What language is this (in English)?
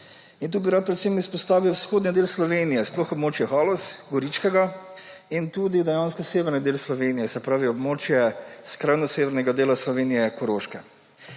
Slovenian